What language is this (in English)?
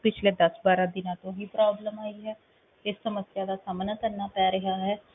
Punjabi